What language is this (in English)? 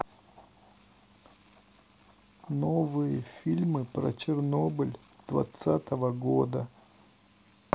Russian